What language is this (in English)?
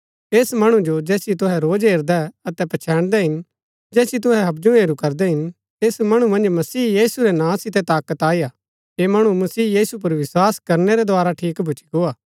Gaddi